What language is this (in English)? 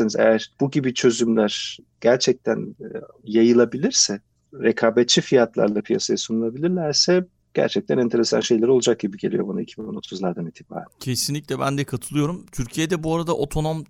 Turkish